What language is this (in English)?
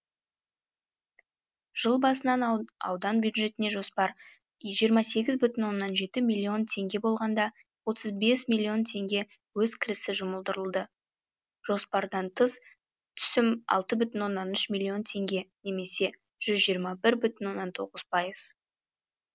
Kazakh